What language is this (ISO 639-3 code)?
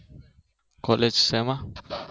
guj